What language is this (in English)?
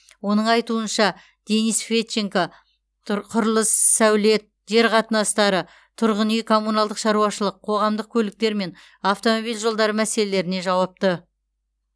Kazakh